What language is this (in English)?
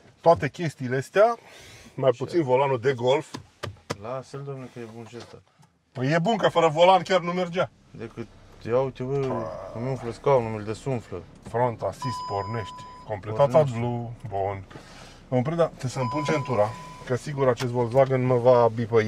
Romanian